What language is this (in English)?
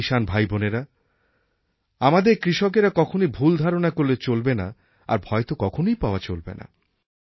Bangla